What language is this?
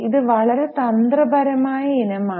Malayalam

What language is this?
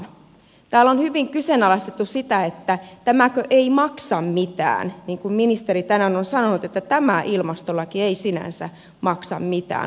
Finnish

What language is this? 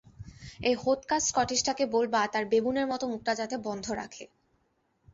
Bangla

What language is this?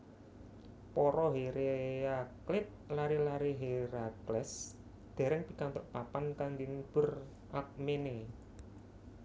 Javanese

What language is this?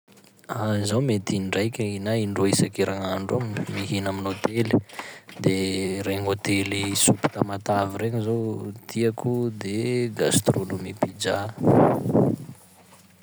Sakalava Malagasy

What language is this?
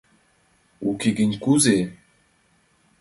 Mari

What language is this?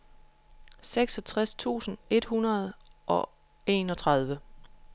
Danish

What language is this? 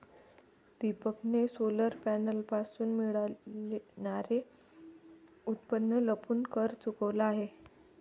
Marathi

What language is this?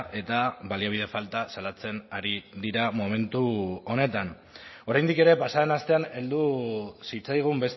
Basque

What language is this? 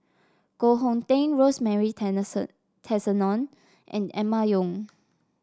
English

